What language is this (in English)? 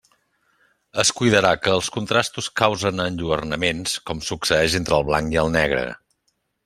Catalan